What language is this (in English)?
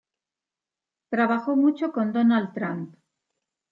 Spanish